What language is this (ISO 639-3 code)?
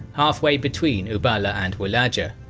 eng